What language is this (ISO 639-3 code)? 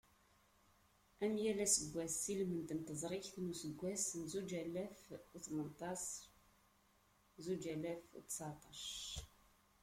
kab